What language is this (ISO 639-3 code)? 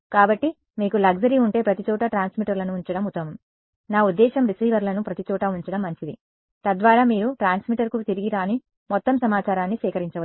tel